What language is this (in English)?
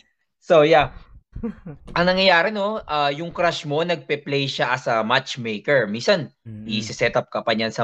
Filipino